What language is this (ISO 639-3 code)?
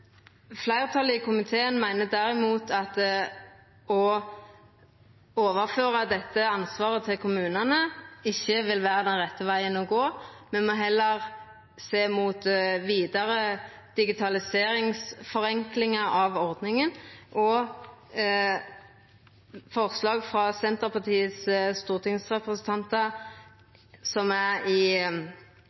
nno